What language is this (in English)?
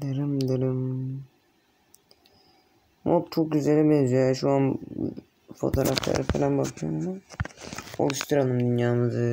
Turkish